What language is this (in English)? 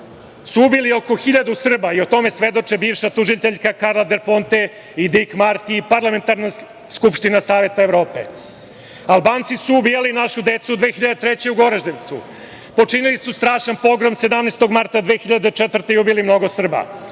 Serbian